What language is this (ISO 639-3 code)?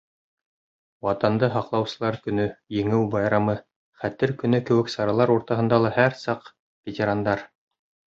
bak